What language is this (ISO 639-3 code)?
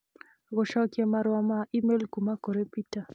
kik